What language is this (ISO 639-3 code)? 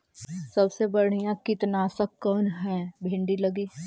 mag